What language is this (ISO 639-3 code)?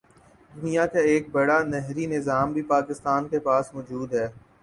urd